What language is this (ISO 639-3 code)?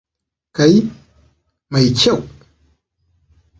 hau